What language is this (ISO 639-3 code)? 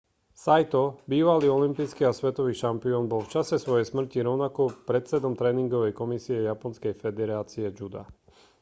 slk